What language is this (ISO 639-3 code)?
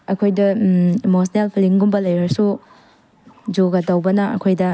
mni